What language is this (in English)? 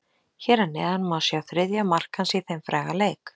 Icelandic